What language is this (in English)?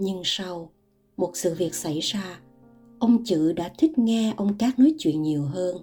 Vietnamese